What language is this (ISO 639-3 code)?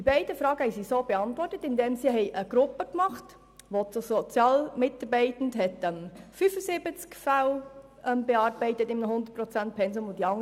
gsw